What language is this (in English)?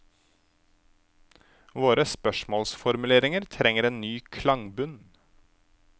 Norwegian